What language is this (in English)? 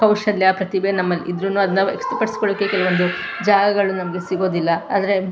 Kannada